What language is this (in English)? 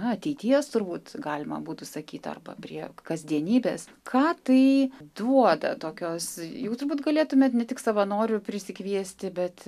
Lithuanian